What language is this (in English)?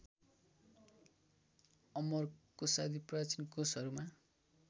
Nepali